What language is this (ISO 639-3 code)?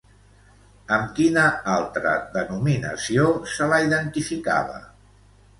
cat